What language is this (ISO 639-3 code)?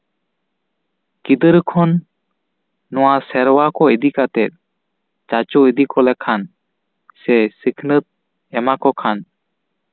sat